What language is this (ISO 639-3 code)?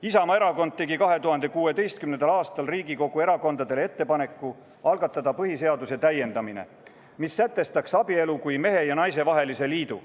est